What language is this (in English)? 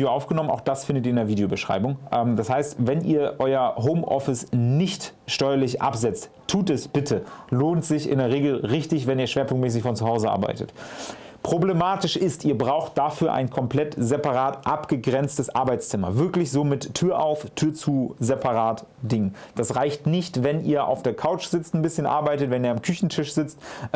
German